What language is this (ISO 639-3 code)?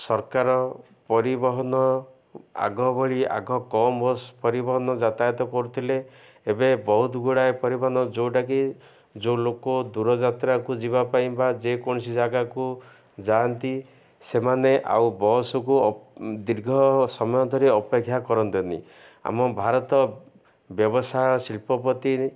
ori